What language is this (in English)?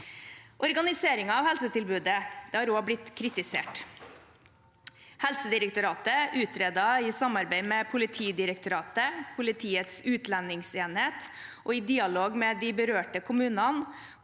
Norwegian